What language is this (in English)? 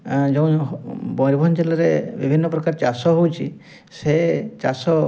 Odia